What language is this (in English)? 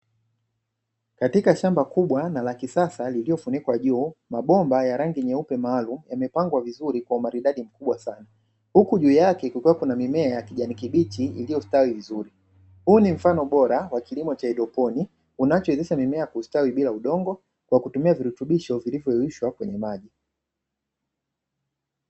Swahili